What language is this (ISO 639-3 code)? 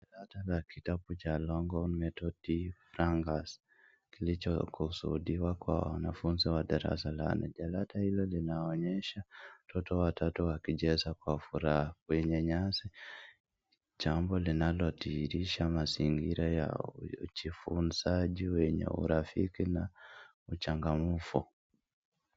swa